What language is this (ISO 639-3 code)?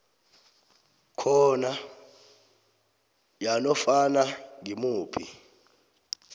nbl